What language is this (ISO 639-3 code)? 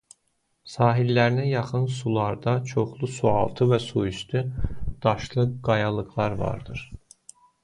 aze